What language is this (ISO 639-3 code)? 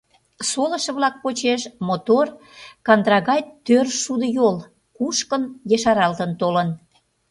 chm